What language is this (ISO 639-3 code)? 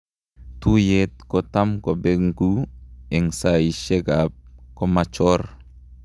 kln